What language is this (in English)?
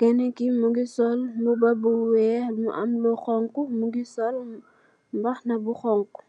Wolof